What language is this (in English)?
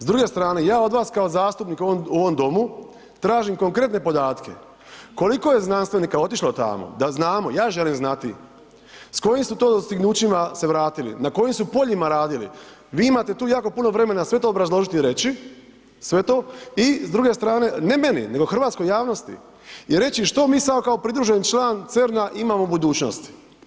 Croatian